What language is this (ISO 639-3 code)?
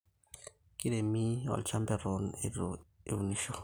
mas